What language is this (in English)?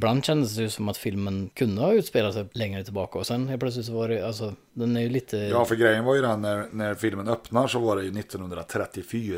Swedish